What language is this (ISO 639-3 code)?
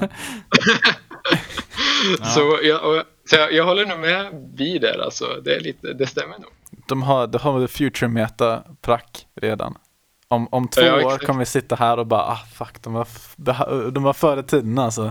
swe